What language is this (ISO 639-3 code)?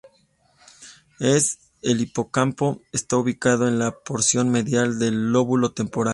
spa